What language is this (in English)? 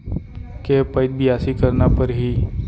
Chhattisgarhi